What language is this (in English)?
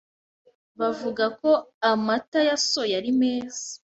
Kinyarwanda